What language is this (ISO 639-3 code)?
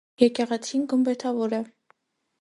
hye